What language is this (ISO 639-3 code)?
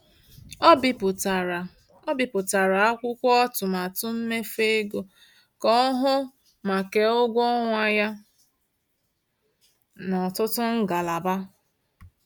ibo